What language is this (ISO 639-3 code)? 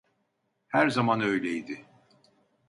tur